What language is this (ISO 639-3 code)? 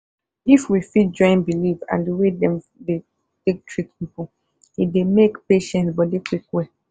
pcm